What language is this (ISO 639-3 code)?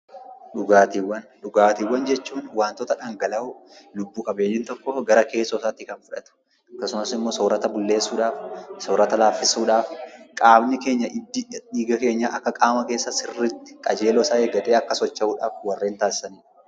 orm